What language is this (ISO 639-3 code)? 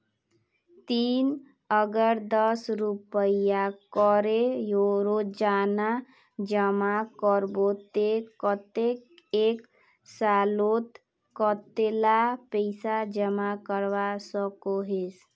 mag